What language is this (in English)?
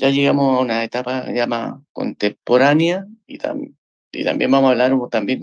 Spanish